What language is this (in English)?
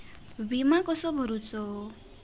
Marathi